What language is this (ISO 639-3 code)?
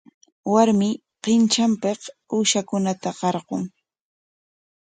qwa